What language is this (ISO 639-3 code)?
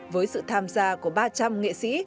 vie